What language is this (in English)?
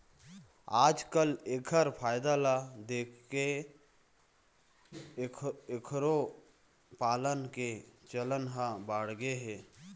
Chhattisgarhi